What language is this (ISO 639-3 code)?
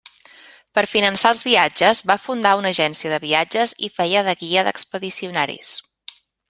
cat